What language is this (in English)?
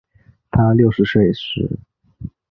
Chinese